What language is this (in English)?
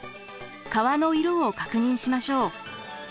Japanese